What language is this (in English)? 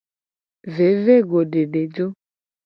Gen